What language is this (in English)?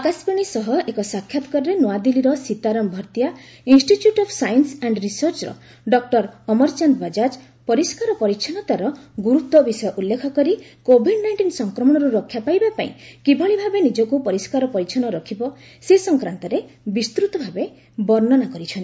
Odia